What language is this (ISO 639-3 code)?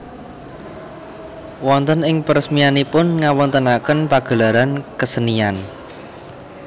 jav